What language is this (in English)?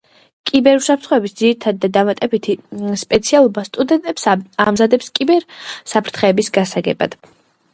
Georgian